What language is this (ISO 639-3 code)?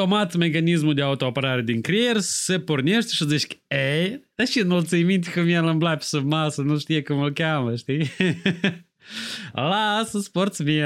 ron